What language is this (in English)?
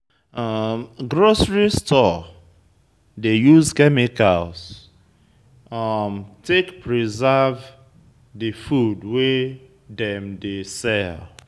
Nigerian Pidgin